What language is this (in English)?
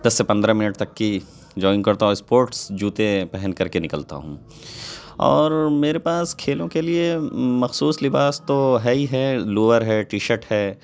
Urdu